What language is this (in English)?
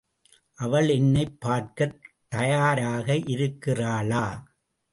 Tamil